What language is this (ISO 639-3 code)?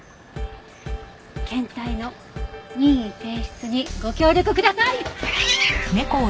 jpn